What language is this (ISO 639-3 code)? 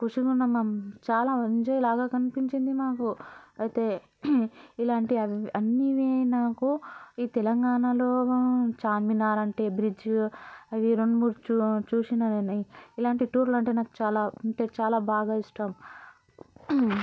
tel